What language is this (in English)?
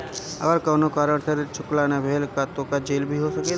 Bhojpuri